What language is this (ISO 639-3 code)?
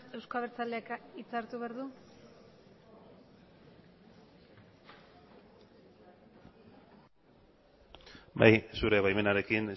eus